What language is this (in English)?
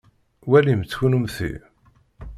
Kabyle